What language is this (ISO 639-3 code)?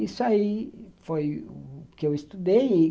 por